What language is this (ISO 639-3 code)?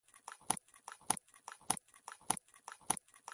pus